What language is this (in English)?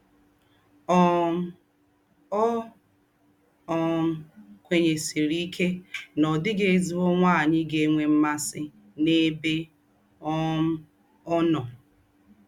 Igbo